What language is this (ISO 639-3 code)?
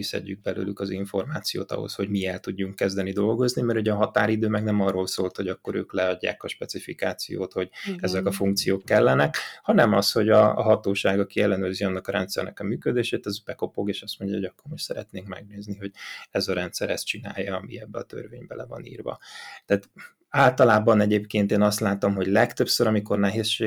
hun